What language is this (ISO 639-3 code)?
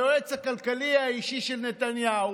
heb